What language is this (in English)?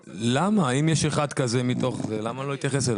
Hebrew